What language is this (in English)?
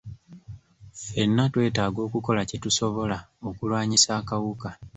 Ganda